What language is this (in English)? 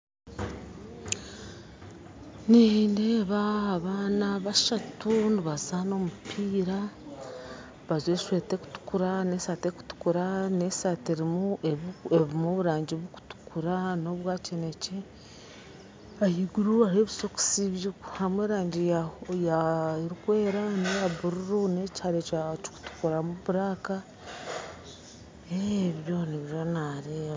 Nyankole